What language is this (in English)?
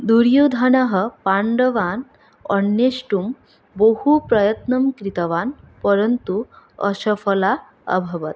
Sanskrit